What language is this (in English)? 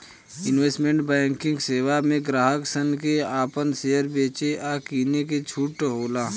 Bhojpuri